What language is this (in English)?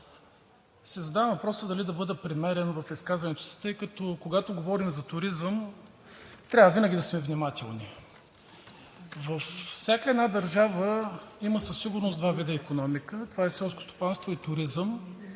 Bulgarian